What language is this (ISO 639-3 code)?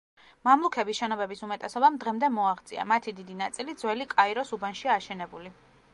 kat